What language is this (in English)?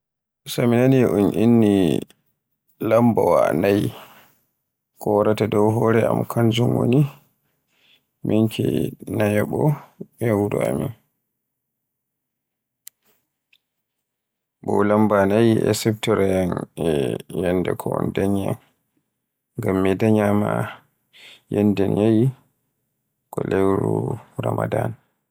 Borgu Fulfulde